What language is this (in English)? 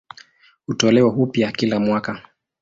Swahili